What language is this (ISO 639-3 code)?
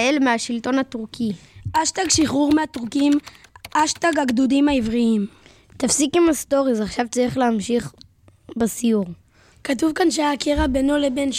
heb